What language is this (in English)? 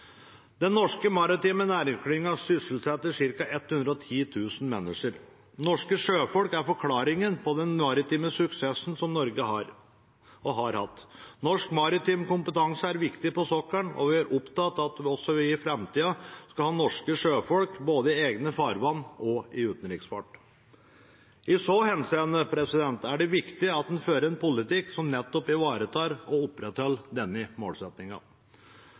Norwegian Bokmål